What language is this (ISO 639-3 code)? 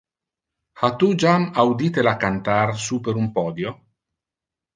ina